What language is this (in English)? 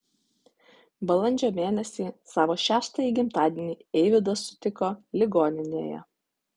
Lithuanian